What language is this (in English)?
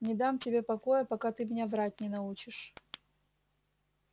Russian